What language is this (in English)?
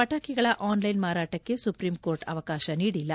Kannada